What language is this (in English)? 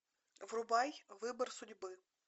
Russian